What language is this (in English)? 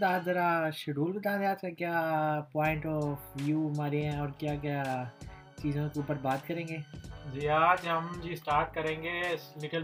Urdu